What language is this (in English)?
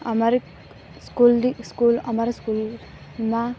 Gujarati